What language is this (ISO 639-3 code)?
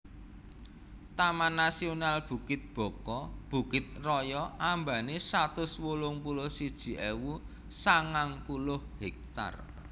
jav